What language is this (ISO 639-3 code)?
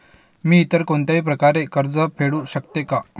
mar